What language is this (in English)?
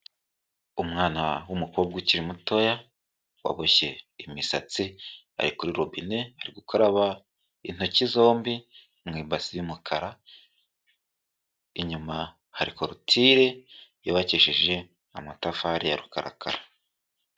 Kinyarwanda